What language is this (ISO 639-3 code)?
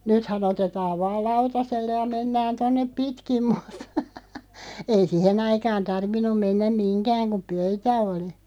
fin